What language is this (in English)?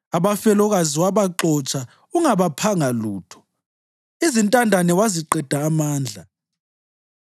North Ndebele